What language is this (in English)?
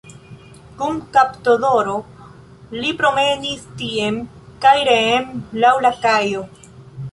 Esperanto